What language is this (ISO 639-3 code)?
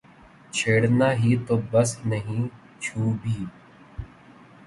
urd